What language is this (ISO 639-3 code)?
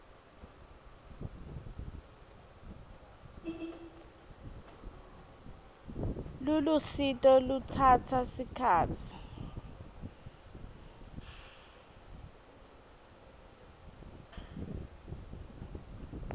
ssw